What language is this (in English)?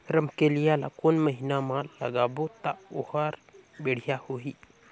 Chhattisgarhi